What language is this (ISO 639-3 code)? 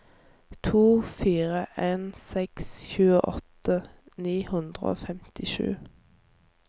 nor